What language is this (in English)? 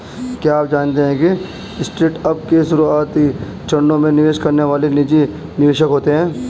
Hindi